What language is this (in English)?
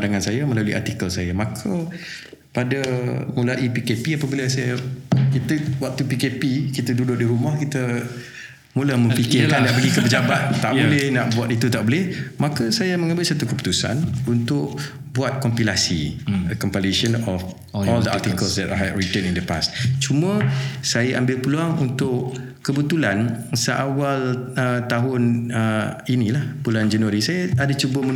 Malay